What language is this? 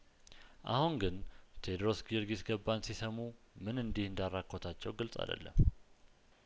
Amharic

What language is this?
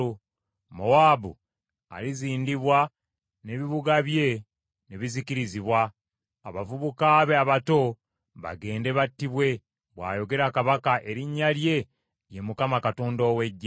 Ganda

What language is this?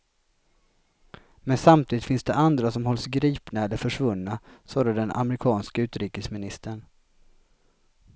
Swedish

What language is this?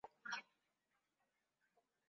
Swahili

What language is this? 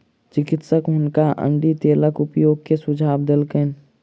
Maithili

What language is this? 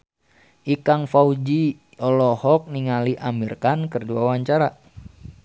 Sundanese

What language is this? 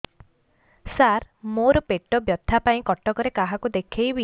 Odia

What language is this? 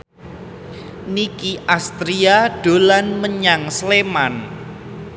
Javanese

